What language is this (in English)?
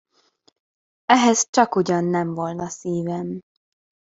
Hungarian